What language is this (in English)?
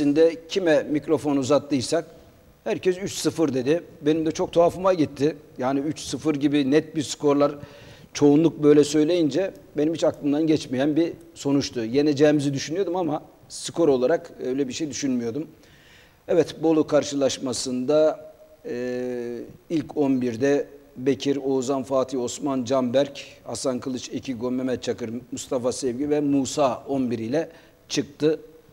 Turkish